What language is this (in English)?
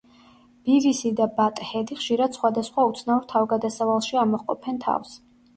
Georgian